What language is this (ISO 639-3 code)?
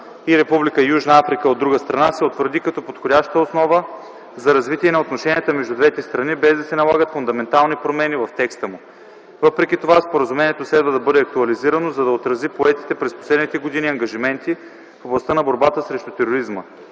bul